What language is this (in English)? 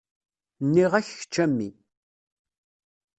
Kabyle